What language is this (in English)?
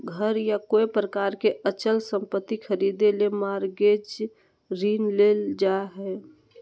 Magahi